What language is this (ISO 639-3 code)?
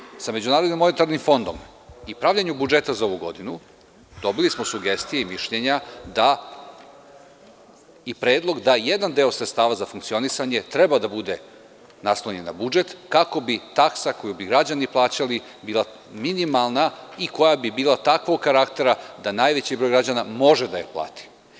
srp